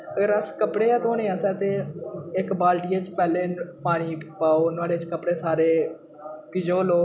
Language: Dogri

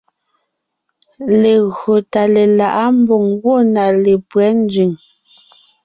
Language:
Ngiemboon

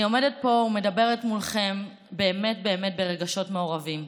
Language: Hebrew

